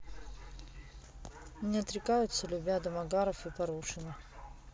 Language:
Russian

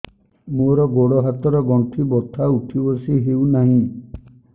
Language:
Odia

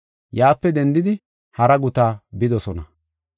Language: Gofa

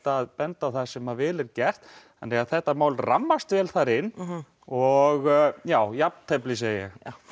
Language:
Icelandic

